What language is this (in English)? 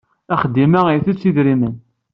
Kabyle